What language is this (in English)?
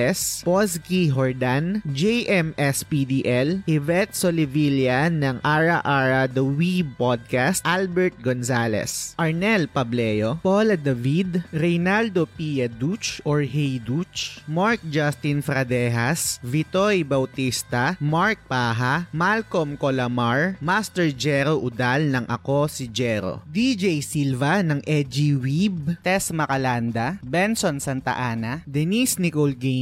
Filipino